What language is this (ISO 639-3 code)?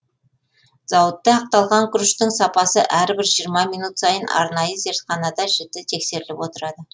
kaz